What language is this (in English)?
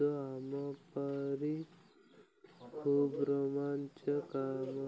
Odia